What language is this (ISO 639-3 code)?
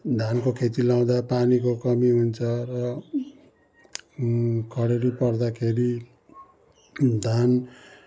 nep